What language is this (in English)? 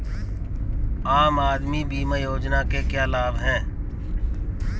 Hindi